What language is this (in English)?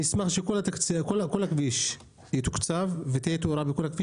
Hebrew